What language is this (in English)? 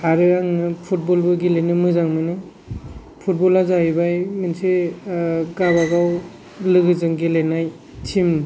Bodo